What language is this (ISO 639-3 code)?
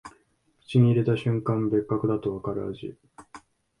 jpn